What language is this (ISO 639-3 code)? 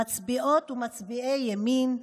heb